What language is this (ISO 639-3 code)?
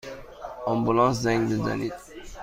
fas